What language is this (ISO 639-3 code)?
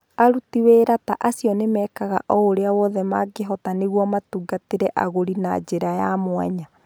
kik